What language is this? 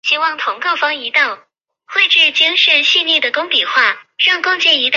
Chinese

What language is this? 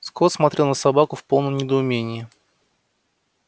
Russian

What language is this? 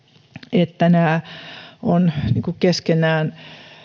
Finnish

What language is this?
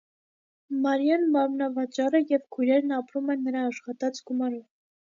Armenian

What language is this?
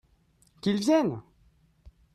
French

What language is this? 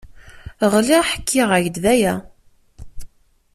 Kabyle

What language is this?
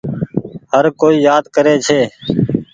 Goaria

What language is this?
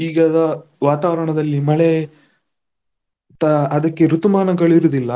Kannada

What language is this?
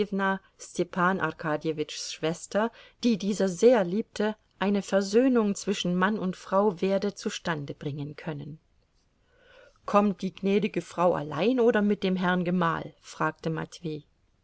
German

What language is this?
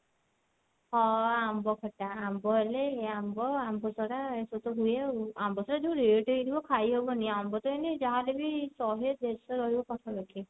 Odia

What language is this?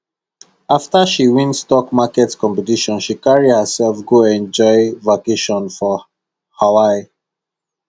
Nigerian Pidgin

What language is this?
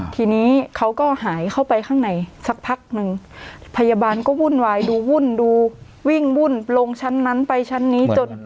Thai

